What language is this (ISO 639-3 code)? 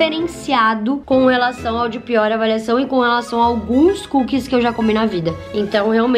por